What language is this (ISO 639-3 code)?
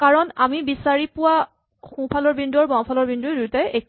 asm